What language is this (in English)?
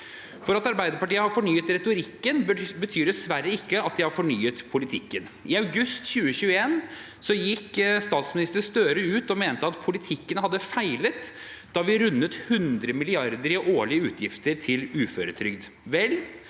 Norwegian